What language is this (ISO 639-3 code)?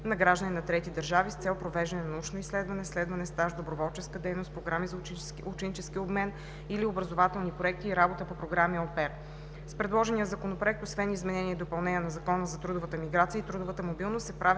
bul